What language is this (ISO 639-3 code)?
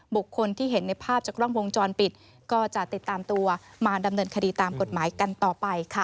tha